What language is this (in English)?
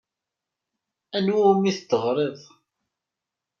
Kabyle